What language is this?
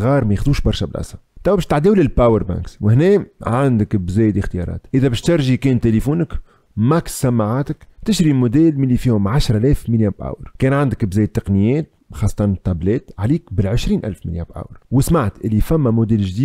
Arabic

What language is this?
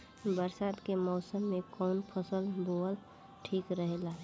Bhojpuri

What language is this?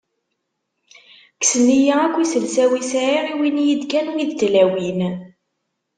Kabyle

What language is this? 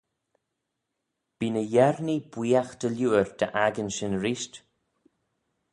Manx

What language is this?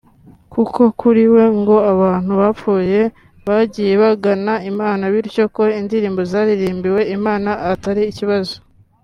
Kinyarwanda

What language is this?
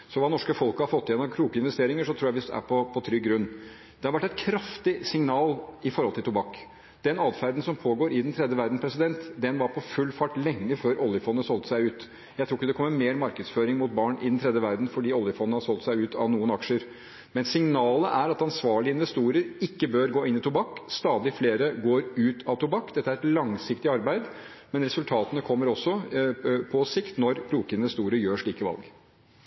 Norwegian Bokmål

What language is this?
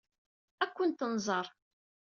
Kabyle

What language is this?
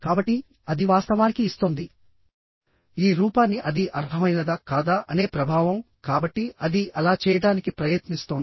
Telugu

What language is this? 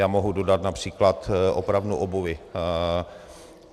Czech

